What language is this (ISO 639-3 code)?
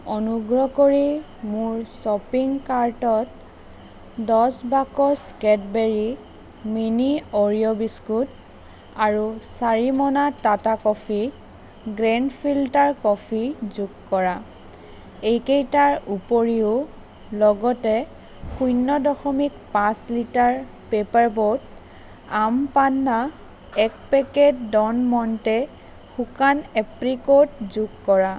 asm